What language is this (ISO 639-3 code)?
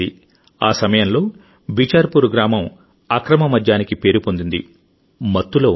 tel